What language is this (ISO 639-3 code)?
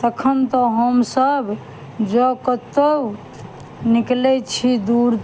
mai